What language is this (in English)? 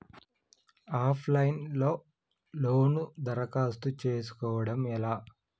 Telugu